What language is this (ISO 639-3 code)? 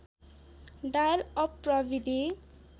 nep